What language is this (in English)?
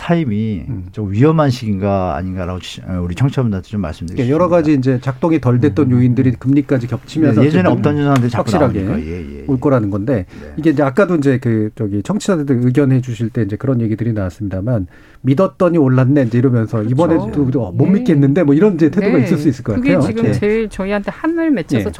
Korean